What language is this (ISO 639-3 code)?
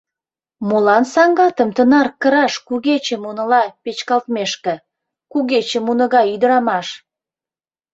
chm